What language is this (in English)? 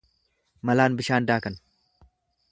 Oromo